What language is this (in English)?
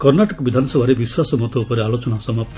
Odia